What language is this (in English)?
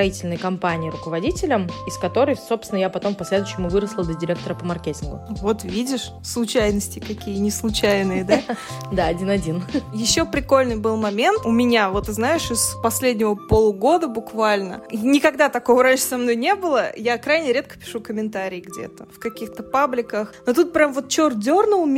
Russian